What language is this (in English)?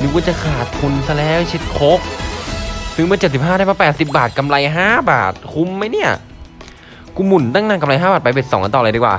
Thai